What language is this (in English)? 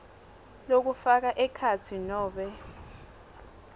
Swati